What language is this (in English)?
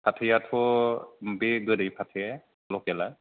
Bodo